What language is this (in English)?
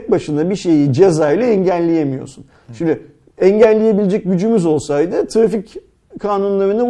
Turkish